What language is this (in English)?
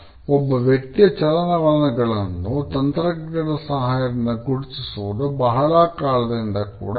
Kannada